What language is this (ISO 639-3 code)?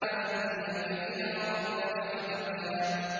ara